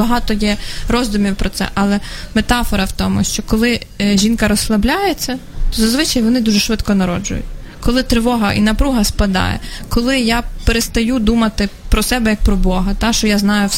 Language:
Ukrainian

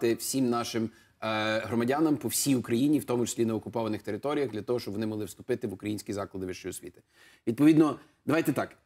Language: Ukrainian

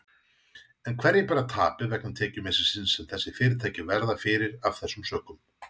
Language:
Icelandic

